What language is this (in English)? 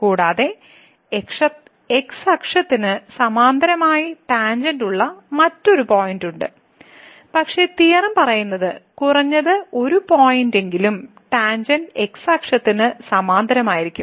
Malayalam